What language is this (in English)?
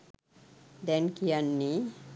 Sinhala